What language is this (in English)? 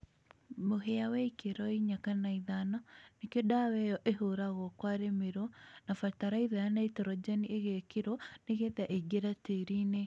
Kikuyu